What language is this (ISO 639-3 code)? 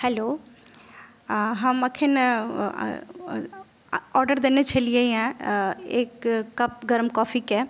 mai